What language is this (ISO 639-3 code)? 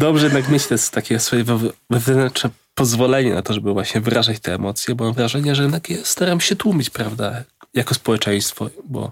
pol